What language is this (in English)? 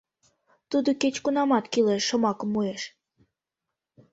Mari